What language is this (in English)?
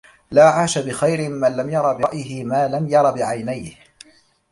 Arabic